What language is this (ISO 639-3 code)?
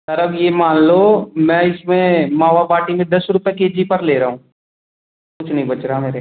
hin